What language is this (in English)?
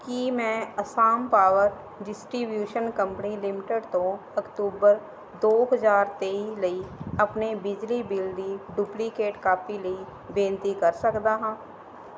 Punjabi